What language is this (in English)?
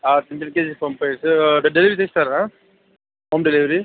Telugu